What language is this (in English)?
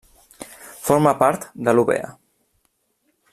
Catalan